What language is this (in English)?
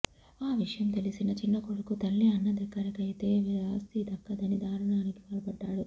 Telugu